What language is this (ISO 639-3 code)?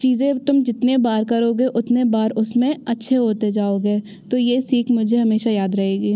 hin